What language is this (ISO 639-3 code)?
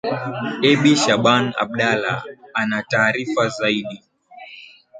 swa